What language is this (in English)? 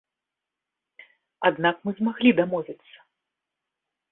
Belarusian